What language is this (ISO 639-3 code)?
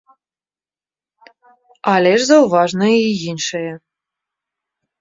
bel